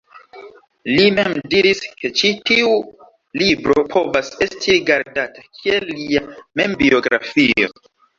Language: Esperanto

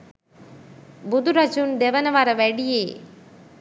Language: Sinhala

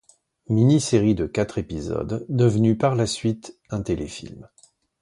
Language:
French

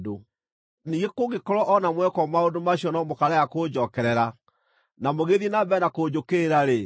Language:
Kikuyu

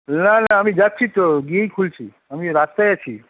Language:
Bangla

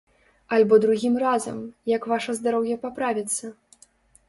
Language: Belarusian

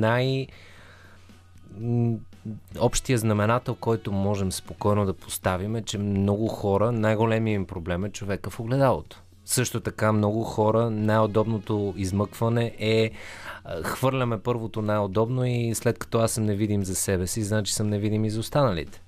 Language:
Bulgarian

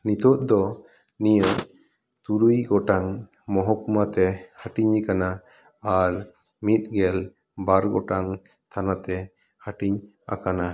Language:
Santali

